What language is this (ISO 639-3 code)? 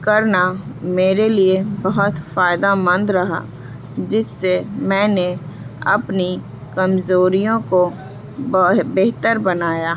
urd